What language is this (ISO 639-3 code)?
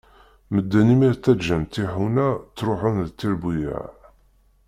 kab